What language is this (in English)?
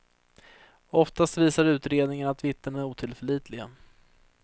Swedish